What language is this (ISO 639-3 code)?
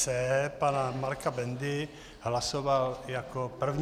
ces